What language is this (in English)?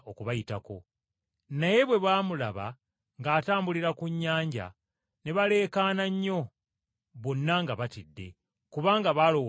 Ganda